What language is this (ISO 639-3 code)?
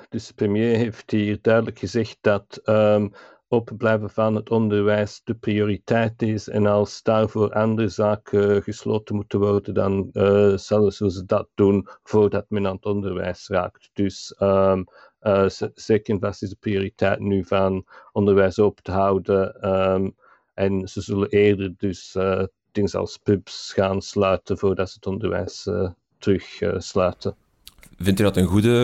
nld